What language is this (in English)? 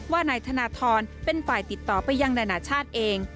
Thai